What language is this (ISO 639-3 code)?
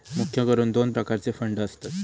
mar